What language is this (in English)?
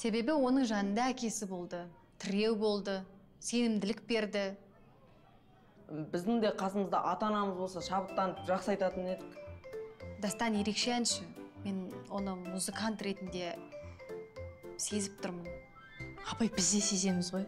Turkish